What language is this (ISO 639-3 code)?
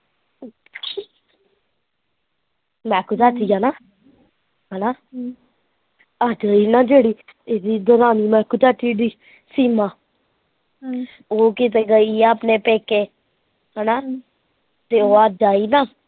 pan